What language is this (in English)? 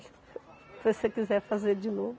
Portuguese